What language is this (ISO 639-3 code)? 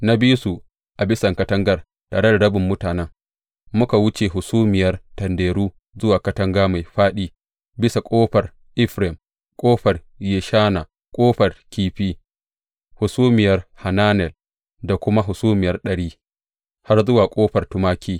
hau